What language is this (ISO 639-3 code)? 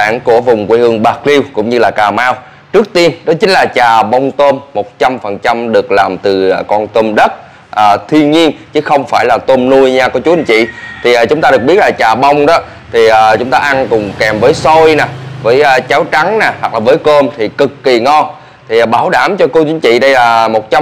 vie